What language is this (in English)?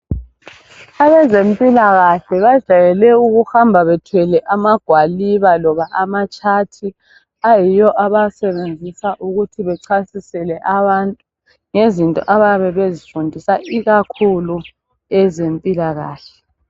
North Ndebele